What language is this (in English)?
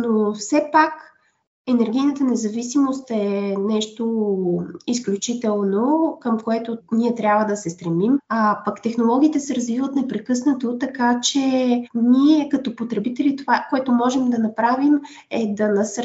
Bulgarian